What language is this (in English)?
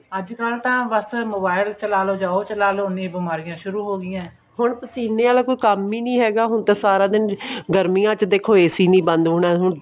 Punjabi